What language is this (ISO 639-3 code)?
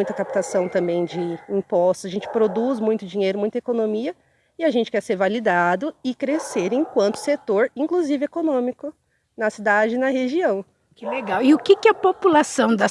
por